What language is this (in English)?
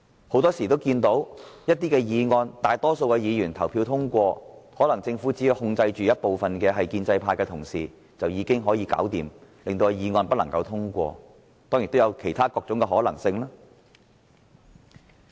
Cantonese